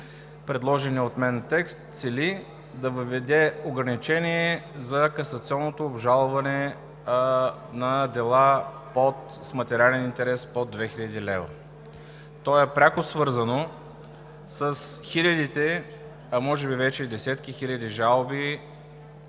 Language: Bulgarian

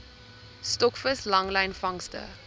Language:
Afrikaans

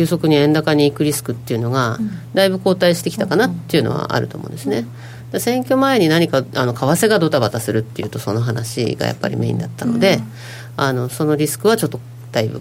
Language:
Japanese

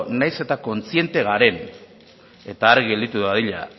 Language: Basque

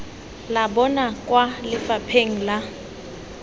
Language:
Tswana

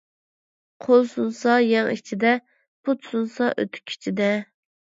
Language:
Uyghur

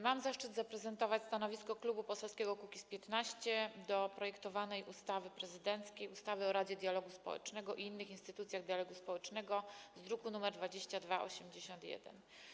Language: Polish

